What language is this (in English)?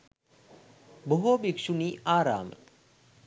Sinhala